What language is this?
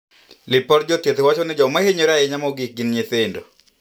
Luo (Kenya and Tanzania)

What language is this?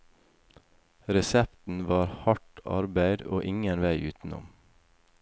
Norwegian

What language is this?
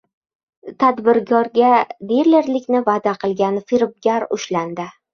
Uzbek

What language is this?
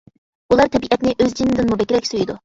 Uyghur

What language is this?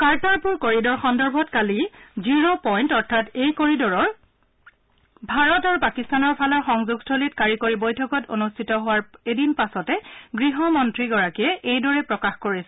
Assamese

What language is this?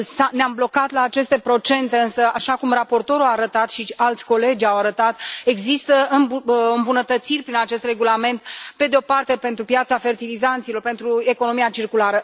Romanian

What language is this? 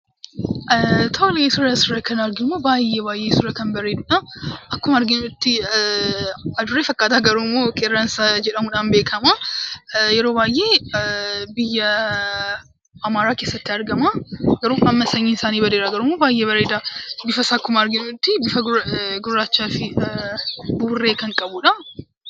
Oromo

